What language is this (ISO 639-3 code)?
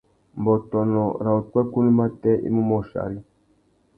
bag